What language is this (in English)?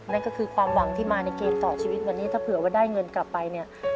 Thai